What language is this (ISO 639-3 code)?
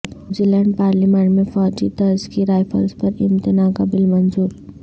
urd